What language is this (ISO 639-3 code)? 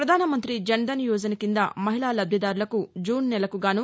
tel